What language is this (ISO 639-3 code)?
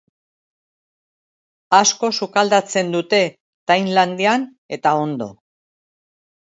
eus